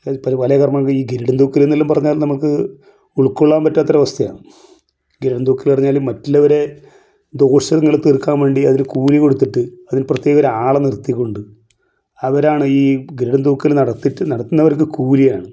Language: Malayalam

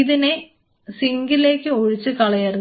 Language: Malayalam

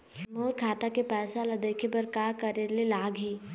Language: Chhattisgarhi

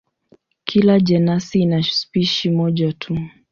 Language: Swahili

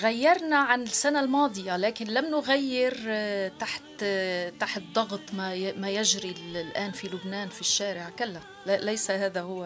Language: Arabic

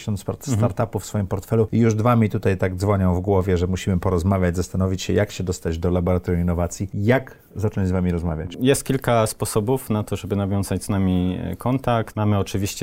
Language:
Polish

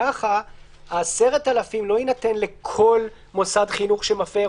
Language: Hebrew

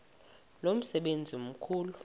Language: Xhosa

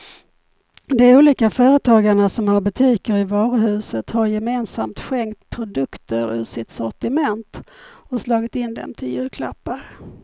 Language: Swedish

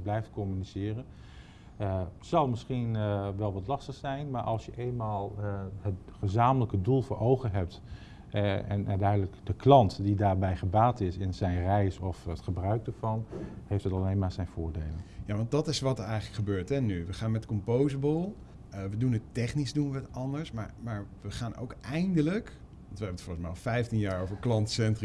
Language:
Dutch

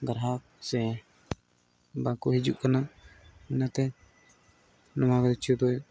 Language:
Santali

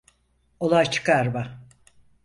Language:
Turkish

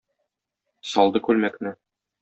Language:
Tatar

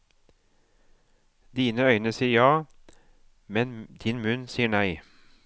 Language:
Norwegian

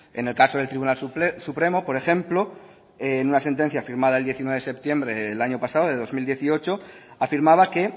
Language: Spanish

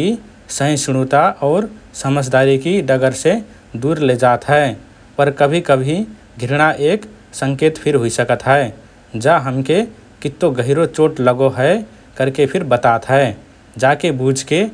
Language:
Rana Tharu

